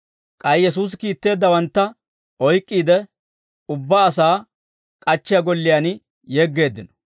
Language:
Dawro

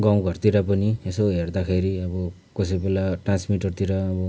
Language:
Nepali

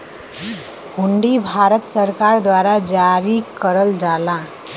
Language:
Bhojpuri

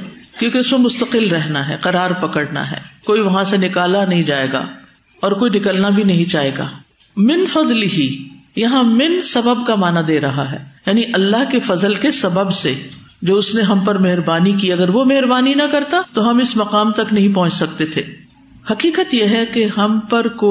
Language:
Urdu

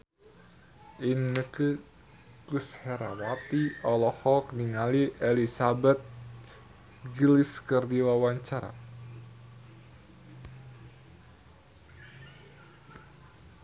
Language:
Sundanese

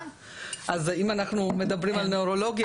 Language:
Hebrew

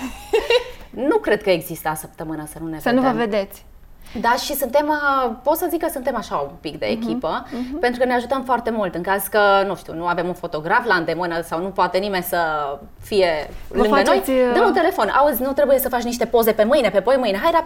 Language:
Romanian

